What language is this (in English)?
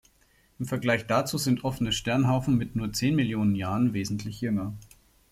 German